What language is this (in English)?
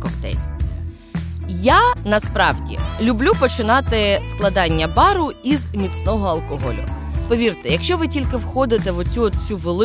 Ukrainian